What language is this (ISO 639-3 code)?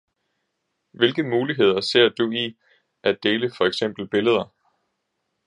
dan